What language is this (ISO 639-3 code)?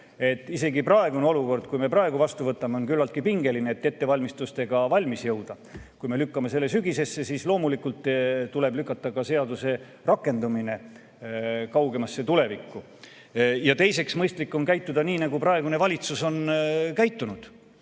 est